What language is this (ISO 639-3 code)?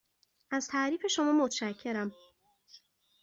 fas